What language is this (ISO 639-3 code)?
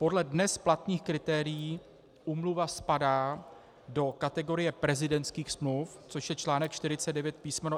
ces